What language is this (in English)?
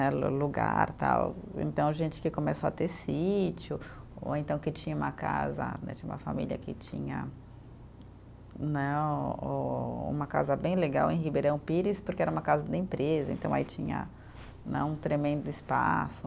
Portuguese